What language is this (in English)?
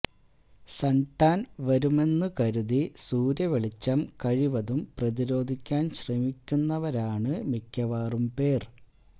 Malayalam